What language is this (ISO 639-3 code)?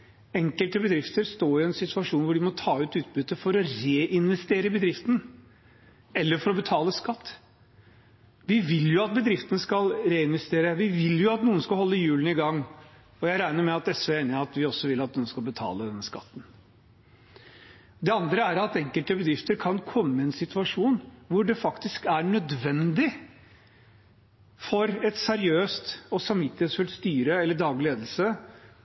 nob